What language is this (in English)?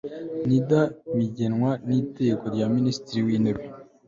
Kinyarwanda